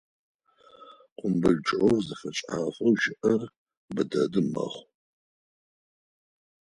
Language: Adyghe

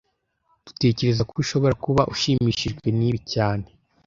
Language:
Kinyarwanda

